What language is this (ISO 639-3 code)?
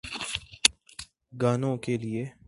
urd